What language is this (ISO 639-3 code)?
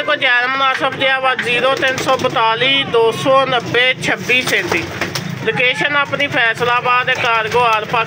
tha